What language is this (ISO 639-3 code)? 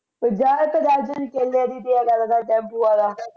pan